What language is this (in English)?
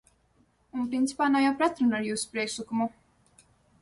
Latvian